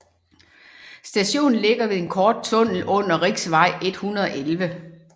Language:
Danish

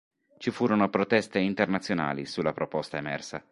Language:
Italian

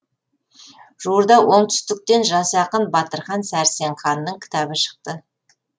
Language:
Kazakh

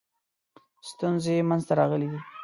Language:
Pashto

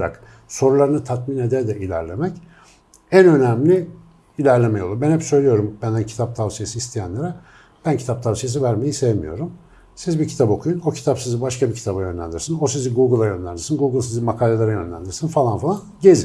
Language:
Turkish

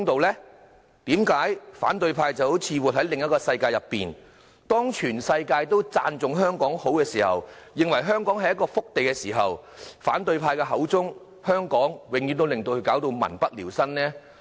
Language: Cantonese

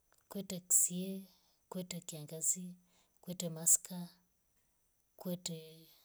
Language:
Rombo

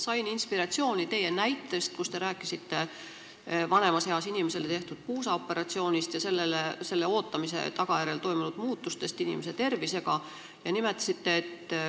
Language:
Estonian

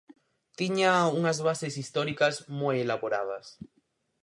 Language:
Galician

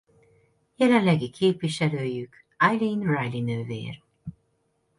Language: Hungarian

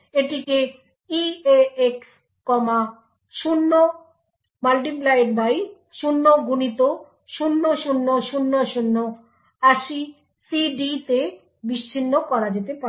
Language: Bangla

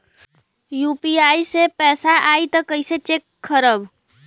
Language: Bhojpuri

